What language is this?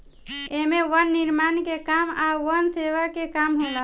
Bhojpuri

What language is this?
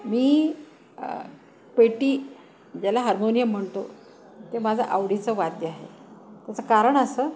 Marathi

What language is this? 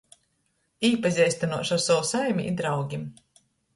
Latgalian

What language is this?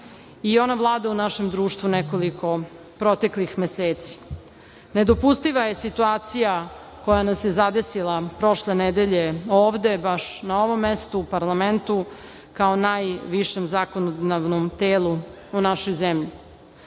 Serbian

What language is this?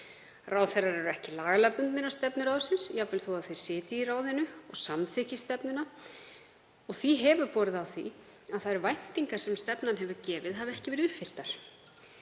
Icelandic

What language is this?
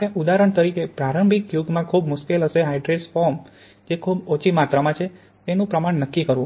Gujarati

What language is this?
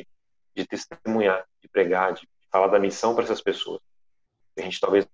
Portuguese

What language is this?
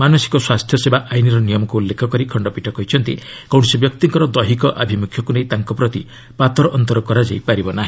Odia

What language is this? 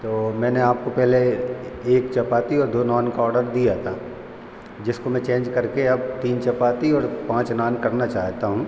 Hindi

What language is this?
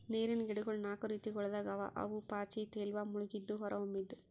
Kannada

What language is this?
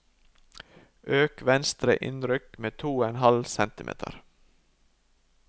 Norwegian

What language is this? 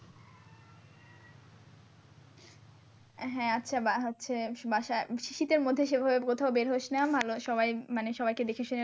Bangla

